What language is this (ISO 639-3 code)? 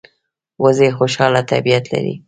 pus